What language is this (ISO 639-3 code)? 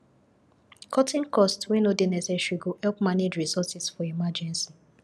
pcm